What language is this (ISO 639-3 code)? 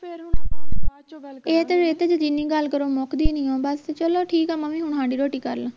pan